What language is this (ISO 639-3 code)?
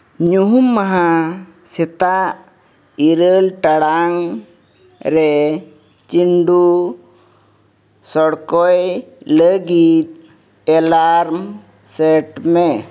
sat